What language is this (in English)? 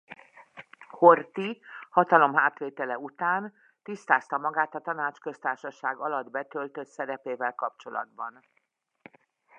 Hungarian